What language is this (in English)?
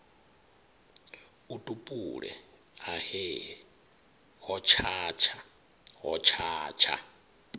Venda